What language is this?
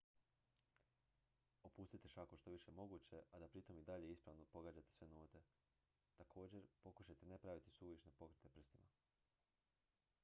Croatian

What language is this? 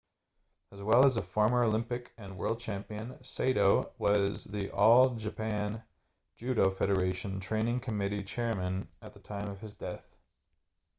English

